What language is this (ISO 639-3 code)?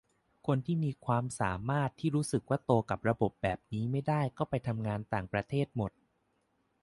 tha